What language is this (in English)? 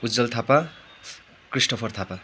Nepali